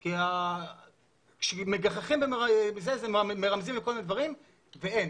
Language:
Hebrew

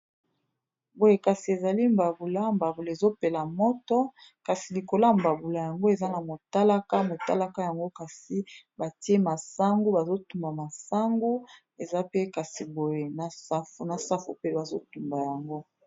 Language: Lingala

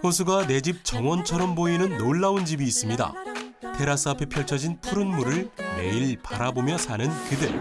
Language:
Korean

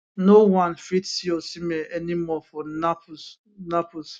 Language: Nigerian Pidgin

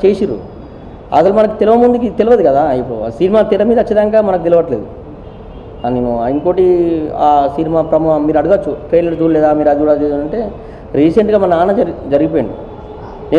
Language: Indonesian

